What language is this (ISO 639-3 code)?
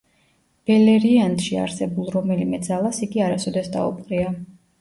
kat